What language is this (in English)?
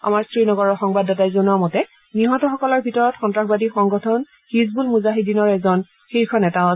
Assamese